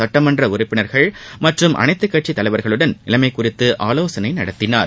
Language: Tamil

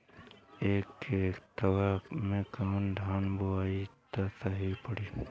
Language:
Bhojpuri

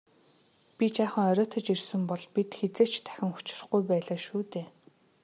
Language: Mongolian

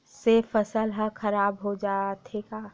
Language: Chhattisgarhi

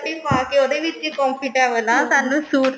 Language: Punjabi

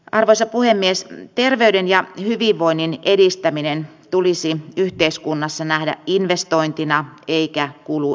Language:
Finnish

